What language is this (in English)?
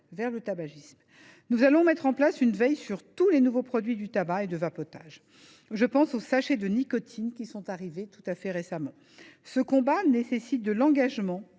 French